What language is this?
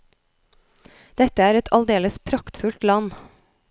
Norwegian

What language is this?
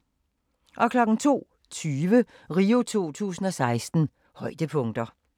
Danish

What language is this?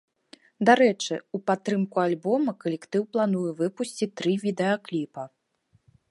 Belarusian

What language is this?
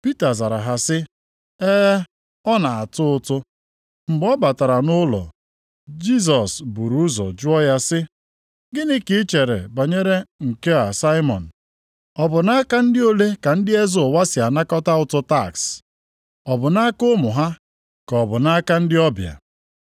Igbo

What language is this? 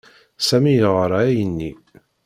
Kabyle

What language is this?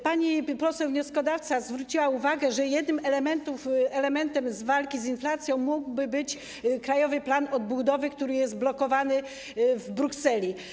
Polish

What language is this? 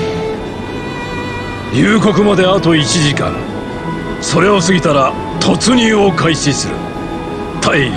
Japanese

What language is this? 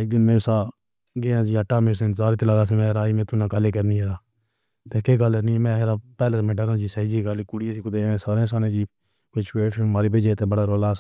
Pahari-Potwari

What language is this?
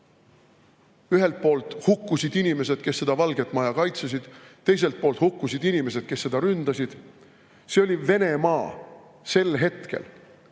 Estonian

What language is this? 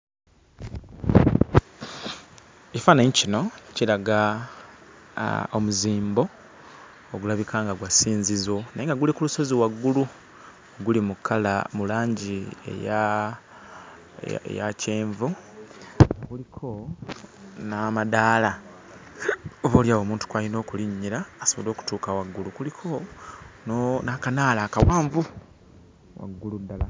Ganda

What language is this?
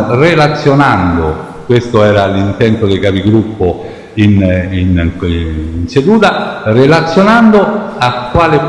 Italian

